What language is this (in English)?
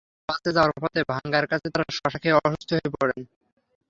Bangla